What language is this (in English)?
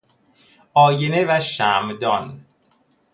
Persian